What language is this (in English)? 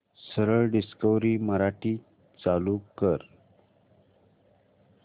Marathi